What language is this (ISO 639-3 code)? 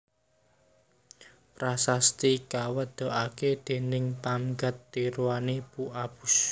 jav